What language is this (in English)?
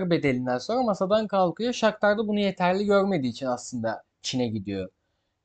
Turkish